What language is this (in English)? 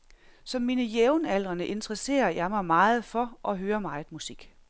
Danish